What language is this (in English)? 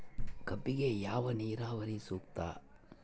Kannada